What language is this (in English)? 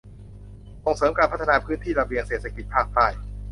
Thai